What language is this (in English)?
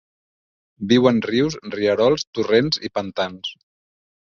Catalan